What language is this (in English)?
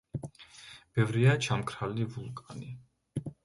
Georgian